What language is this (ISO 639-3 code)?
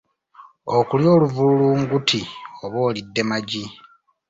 lug